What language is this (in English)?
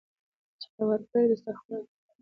Pashto